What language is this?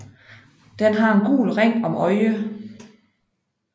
Danish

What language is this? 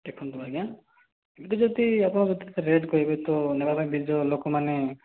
Odia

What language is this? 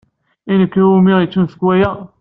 Kabyle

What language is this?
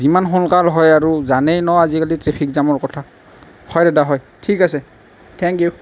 Assamese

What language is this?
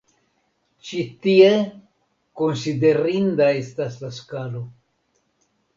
Esperanto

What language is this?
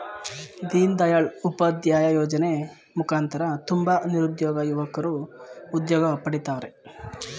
Kannada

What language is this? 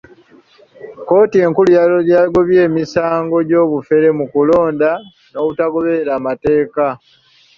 Ganda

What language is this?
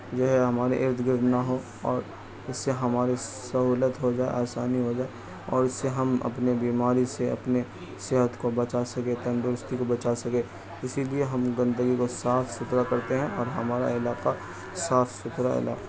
Urdu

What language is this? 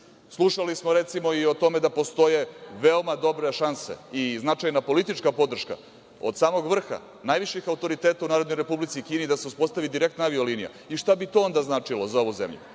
Serbian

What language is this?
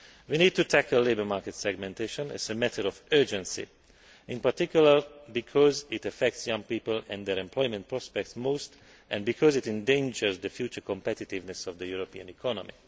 English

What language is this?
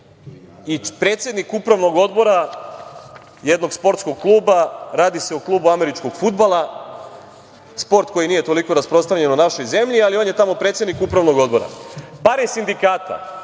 Serbian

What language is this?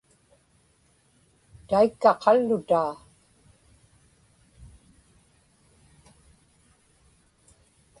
Inupiaq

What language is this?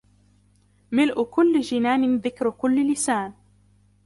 Arabic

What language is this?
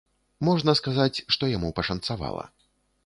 Belarusian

